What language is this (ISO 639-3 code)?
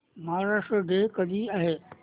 mar